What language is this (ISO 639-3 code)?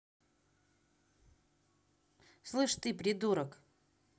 rus